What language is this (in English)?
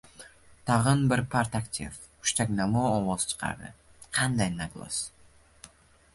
Uzbek